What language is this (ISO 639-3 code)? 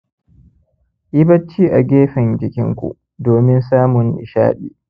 hau